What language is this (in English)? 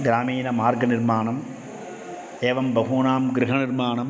Sanskrit